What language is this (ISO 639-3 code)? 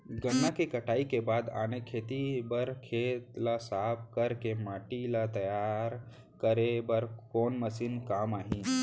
hne